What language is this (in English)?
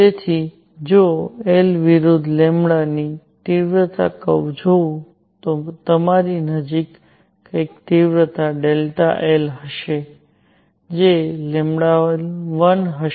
Gujarati